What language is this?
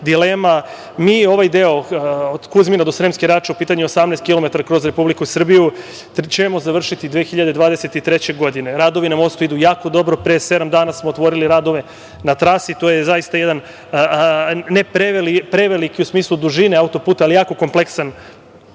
Serbian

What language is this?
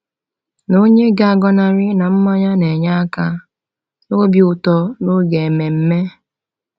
Igbo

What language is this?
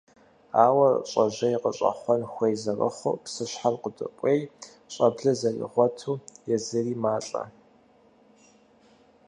Kabardian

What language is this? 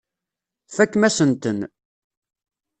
Kabyle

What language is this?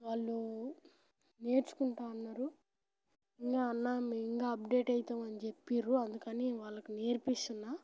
Telugu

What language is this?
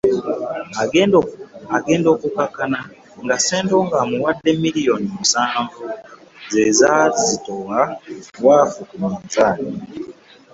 Ganda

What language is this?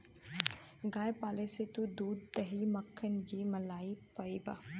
Bhojpuri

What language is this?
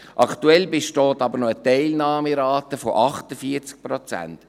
Swiss German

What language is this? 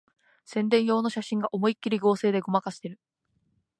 Japanese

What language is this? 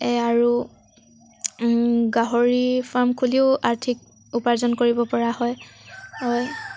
Assamese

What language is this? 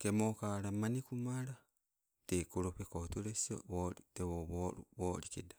Sibe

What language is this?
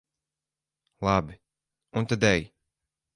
Latvian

